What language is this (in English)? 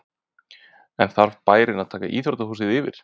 Icelandic